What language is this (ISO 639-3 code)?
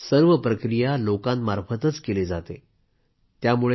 mar